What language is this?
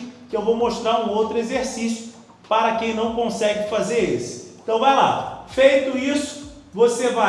Portuguese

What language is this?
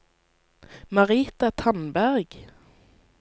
Norwegian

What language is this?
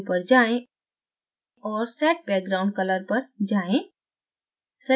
Hindi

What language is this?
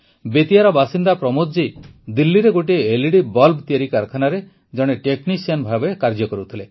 Odia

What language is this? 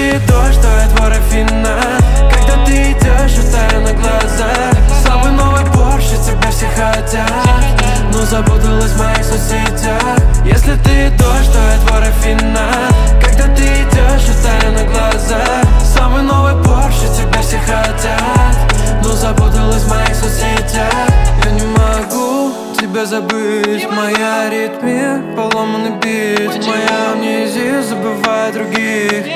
Russian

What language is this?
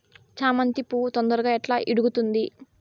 Telugu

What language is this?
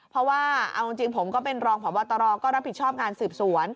Thai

